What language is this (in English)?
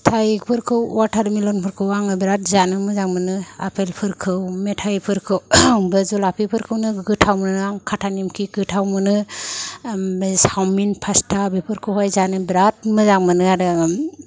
Bodo